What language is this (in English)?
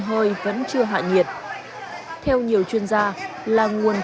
Vietnamese